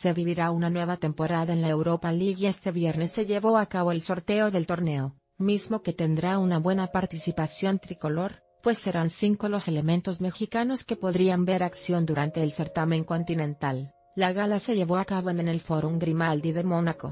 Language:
Spanish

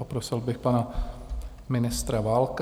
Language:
Czech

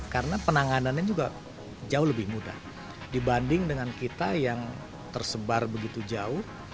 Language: Indonesian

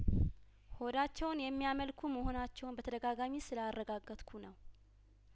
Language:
Amharic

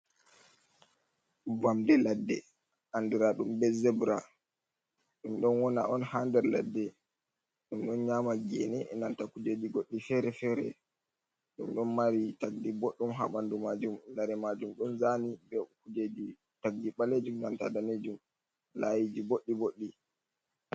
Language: Fula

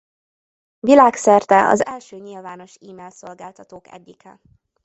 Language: Hungarian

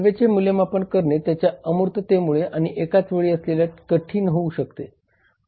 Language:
Marathi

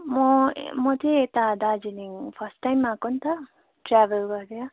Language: Nepali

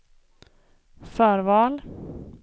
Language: Swedish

